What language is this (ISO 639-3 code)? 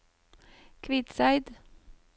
nor